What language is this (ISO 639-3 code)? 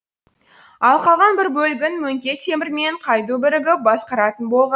kaz